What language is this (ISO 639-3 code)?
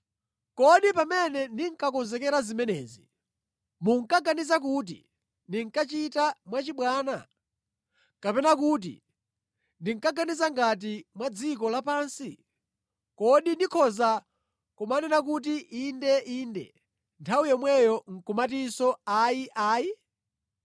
nya